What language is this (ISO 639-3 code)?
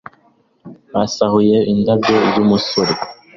kin